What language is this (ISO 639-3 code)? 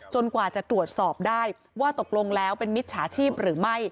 tha